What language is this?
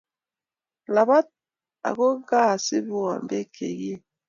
Kalenjin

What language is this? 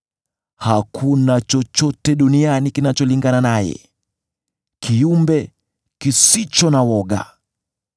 Swahili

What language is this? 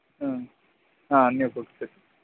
Telugu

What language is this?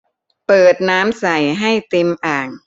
Thai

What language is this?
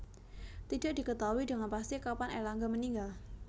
Javanese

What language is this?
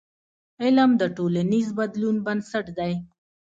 Pashto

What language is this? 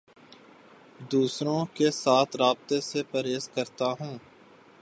Urdu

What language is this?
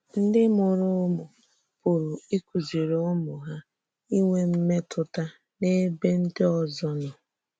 Igbo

